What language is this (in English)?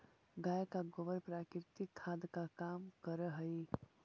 Magahi